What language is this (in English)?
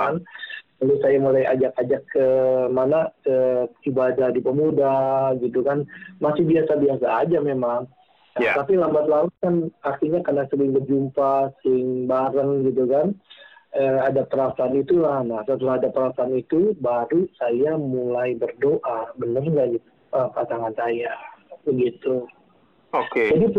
Indonesian